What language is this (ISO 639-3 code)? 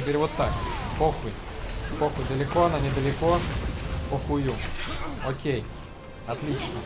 rus